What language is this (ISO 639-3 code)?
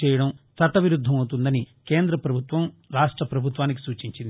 tel